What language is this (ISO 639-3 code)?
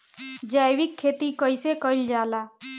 bho